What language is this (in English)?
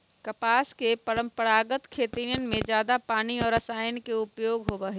Magahi